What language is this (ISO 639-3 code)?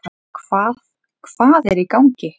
isl